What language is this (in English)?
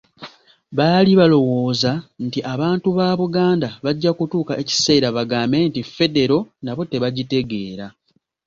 Ganda